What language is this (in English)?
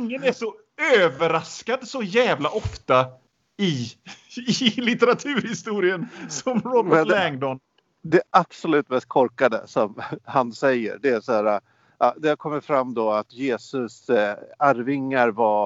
Swedish